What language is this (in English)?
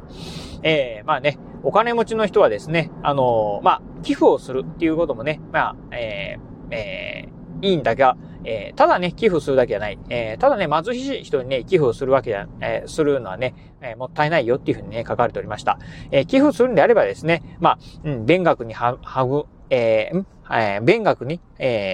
Japanese